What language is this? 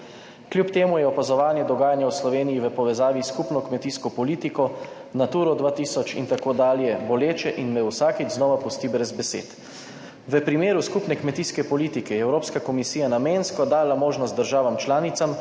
Slovenian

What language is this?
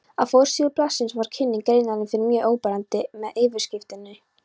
Icelandic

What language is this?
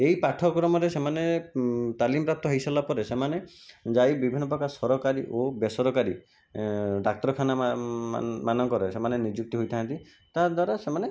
Odia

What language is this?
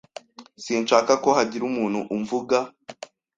Kinyarwanda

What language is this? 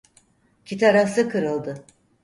Turkish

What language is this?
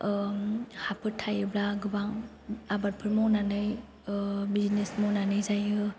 Bodo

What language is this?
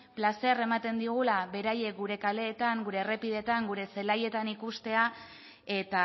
Basque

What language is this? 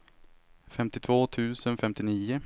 Swedish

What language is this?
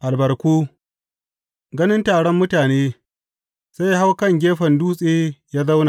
Hausa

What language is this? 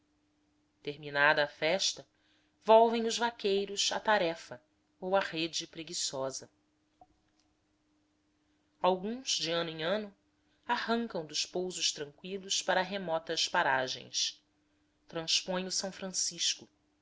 Portuguese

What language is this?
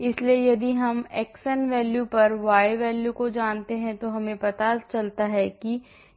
Hindi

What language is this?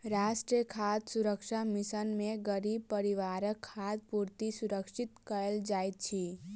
Maithili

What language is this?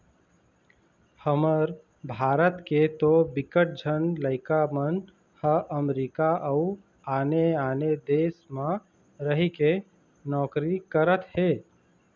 Chhattisgarhi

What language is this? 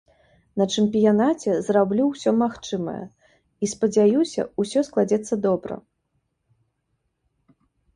Belarusian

